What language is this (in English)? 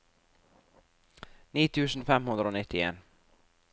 Norwegian